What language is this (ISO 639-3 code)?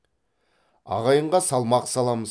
kaz